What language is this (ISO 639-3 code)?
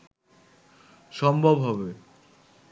ben